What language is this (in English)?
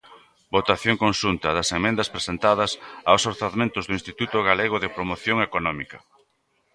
Galician